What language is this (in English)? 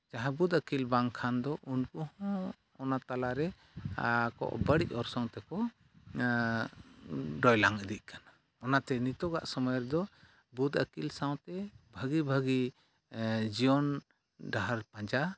Santali